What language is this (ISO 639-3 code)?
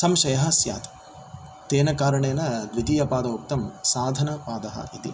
san